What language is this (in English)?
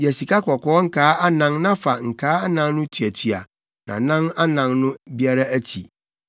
Akan